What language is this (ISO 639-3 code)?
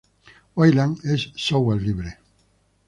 spa